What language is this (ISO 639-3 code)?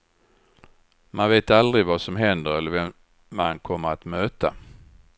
swe